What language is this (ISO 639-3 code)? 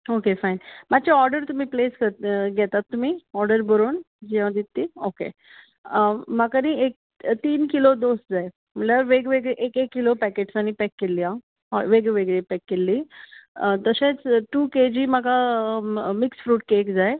kok